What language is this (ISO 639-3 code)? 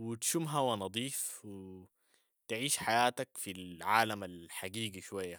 apd